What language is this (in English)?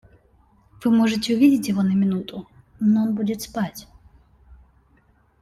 Russian